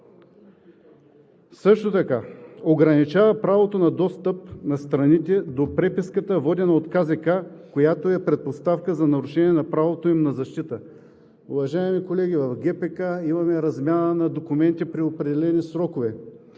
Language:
Bulgarian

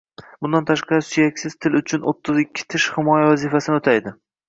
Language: Uzbek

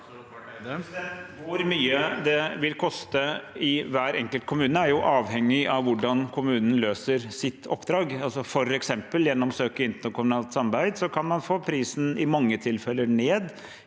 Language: Norwegian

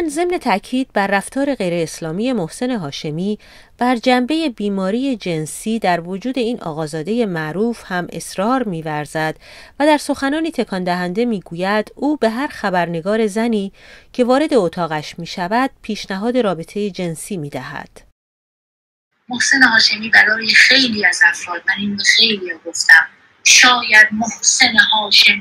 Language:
Persian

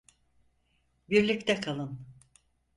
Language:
Turkish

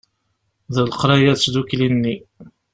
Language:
Kabyle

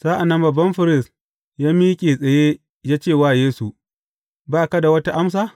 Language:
Hausa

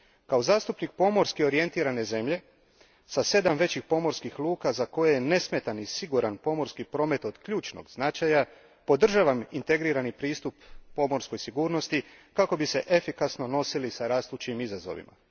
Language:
Croatian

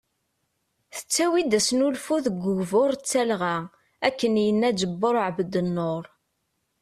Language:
Kabyle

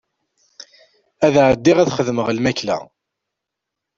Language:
Kabyle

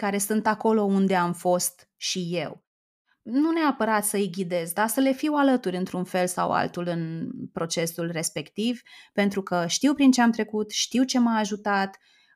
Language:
Romanian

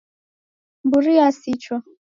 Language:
Taita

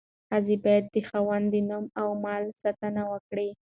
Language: Pashto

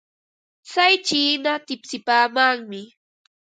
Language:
Ambo-Pasco Quechua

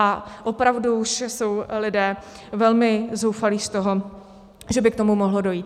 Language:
Czech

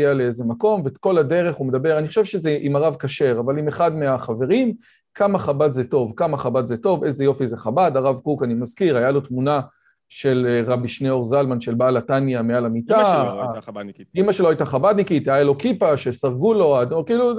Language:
Hebrew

